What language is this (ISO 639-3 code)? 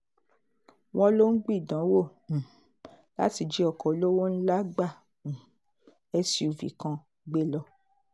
yor